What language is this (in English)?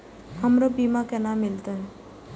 Maithili